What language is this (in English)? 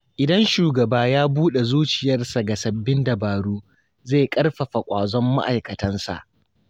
Hausa